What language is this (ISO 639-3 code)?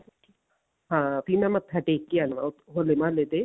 pan